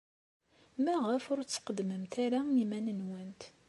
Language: Kabyle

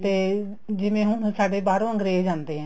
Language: Punjabi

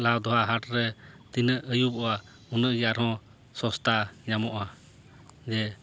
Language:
Santali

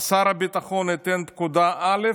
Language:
Hebrew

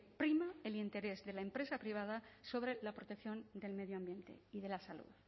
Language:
Spanish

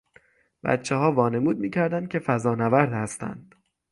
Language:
Persian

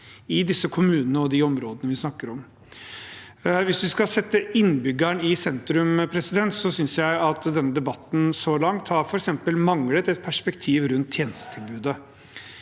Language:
Norwegian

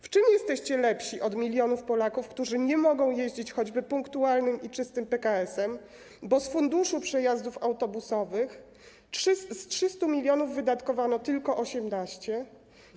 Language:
Polish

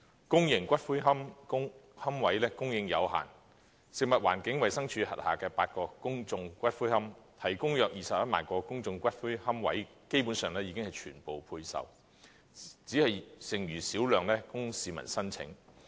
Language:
Cantonese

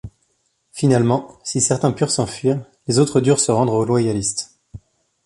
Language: French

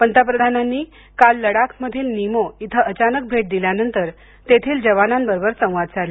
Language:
Marathi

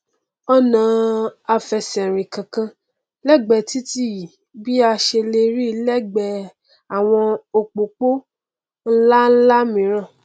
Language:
Yoruba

